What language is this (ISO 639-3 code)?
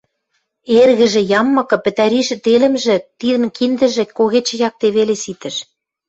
mrj